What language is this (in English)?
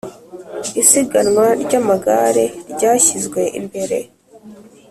Kinyarwanda